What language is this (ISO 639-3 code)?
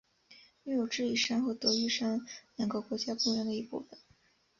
zho